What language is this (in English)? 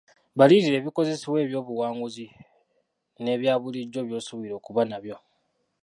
Ganda